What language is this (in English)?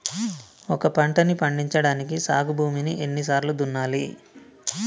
Telugu